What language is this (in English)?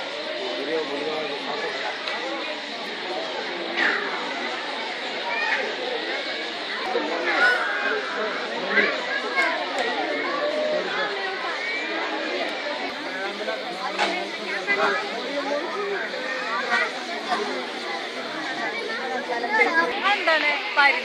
Arabic